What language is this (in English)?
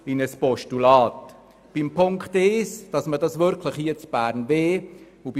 Swiss German